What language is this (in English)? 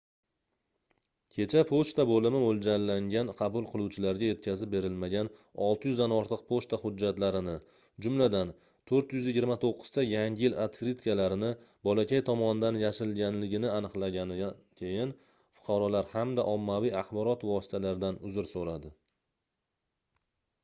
Uzbek